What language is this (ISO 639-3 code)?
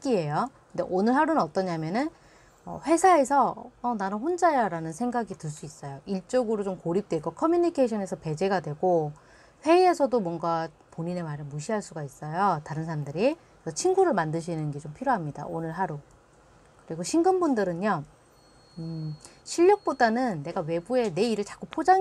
kor